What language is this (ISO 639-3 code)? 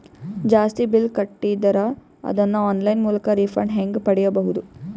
kan